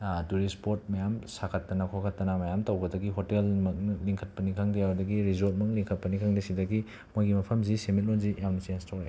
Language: Manipuri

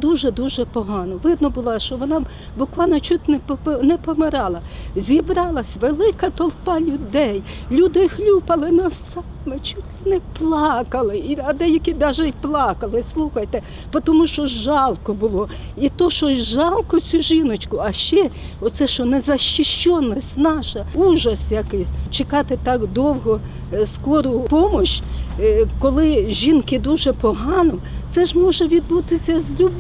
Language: Ukrainian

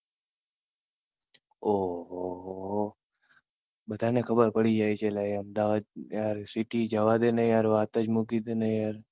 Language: Gujarati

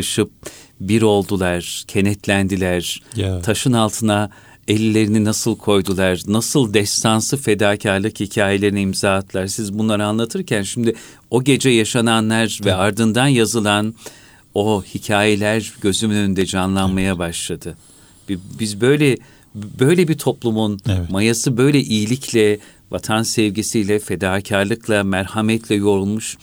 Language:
Turkish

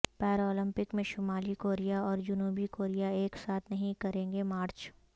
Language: Urdu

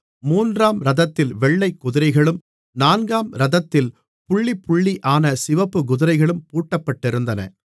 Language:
Tamil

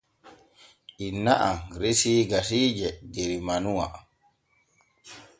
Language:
Borgu Fulfulde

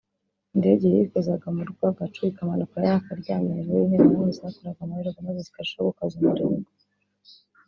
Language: Kinyarwanda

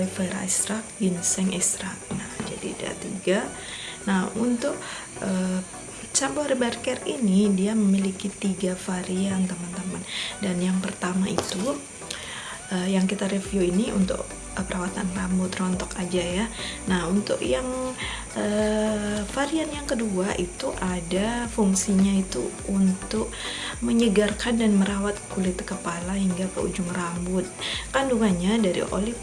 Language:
Indonesian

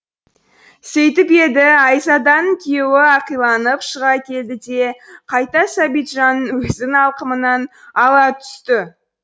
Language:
Kazakh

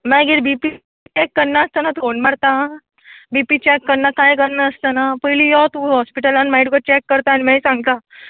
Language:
Konkani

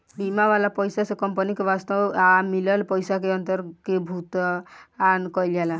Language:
Bhojpuri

